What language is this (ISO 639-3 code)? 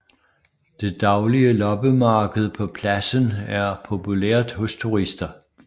dan